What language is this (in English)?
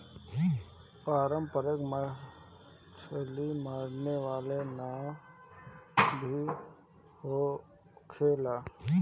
Bhojpuri